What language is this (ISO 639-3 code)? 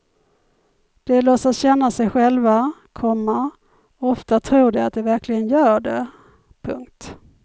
swe